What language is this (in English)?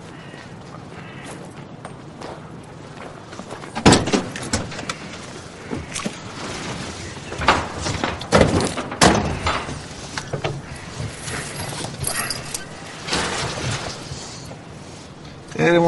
Persian